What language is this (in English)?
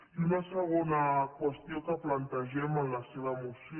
Catalan